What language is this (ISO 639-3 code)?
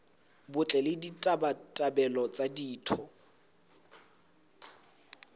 sot